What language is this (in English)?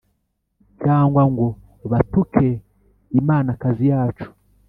Kinyarwanda